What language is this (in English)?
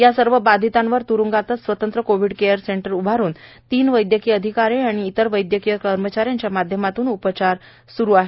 Marathi